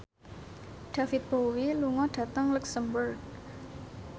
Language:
Javanese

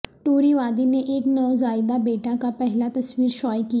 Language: Urdu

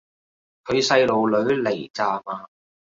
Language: Cantonese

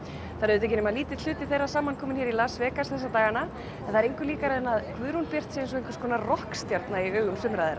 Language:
Icelandic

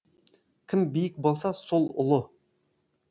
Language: Kazakh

